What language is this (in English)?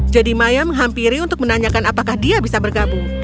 Indonesian